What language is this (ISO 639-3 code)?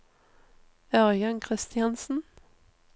nor